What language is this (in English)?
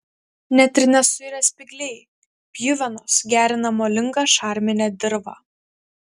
Lithuanian